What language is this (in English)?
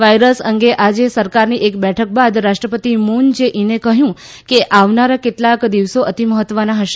Gujarati